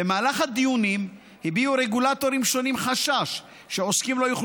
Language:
Hebrew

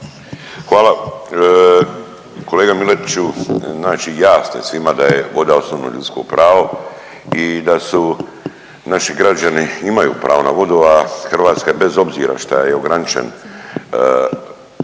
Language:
Croatian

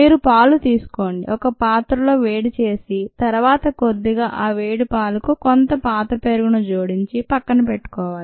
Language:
Telugu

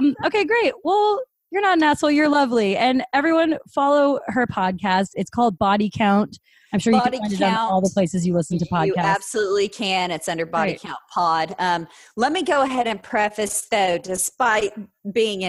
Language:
English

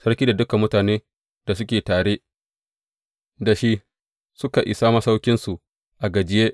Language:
Hausa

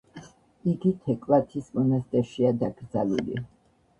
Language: Georgian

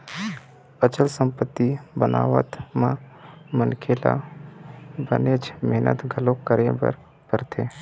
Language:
Chhattisgarhi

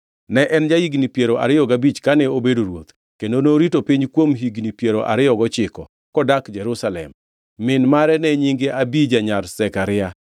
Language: Luo (Kenya and Tanzania)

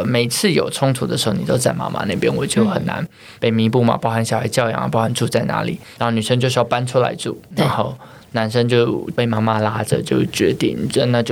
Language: Chinese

